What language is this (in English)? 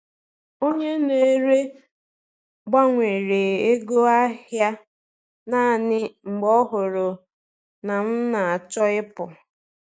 Igbo